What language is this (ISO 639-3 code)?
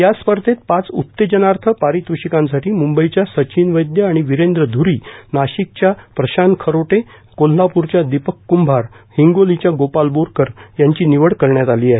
mar